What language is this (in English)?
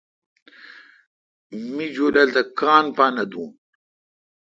Kalkoti